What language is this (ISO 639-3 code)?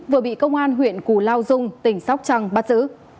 vie